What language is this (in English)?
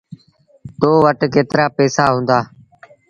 Sindhi Bhil